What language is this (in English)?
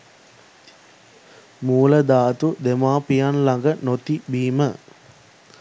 Sinhala